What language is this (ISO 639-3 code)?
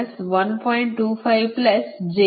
kan